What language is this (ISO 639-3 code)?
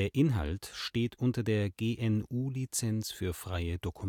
deu